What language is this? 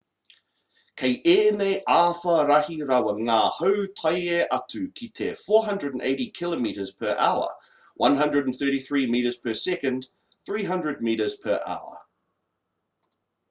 Māori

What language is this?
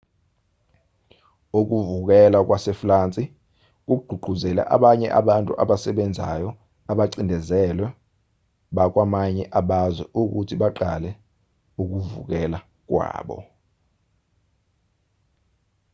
Zulu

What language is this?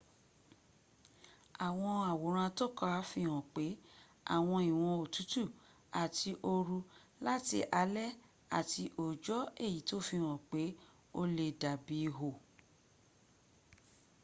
Yoruba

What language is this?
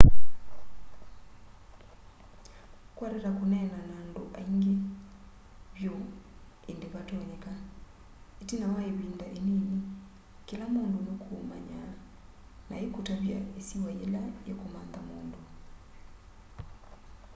Kamba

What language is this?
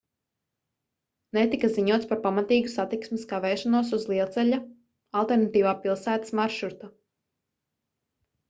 Latvian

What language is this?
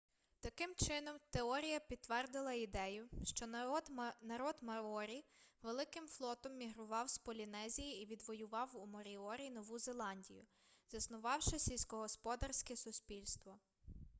Ukrainian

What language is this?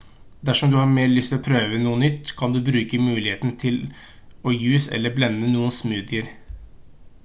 Norwegian Bokmål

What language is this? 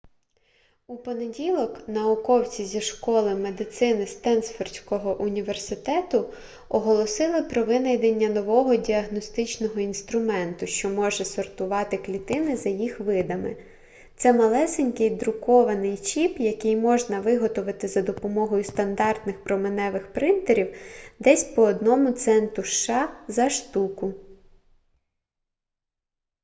Ukrainian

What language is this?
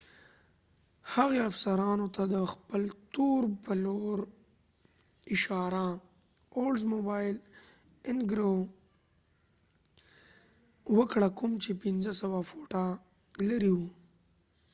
Pashto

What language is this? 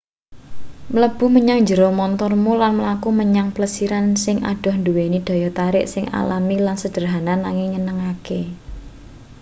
Javanese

